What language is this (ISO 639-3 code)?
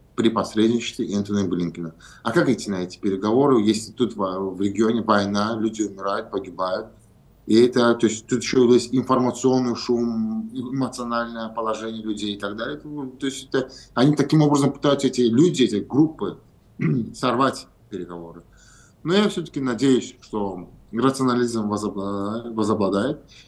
rus